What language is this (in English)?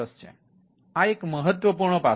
Gujarati